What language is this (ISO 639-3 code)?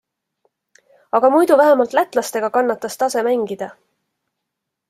est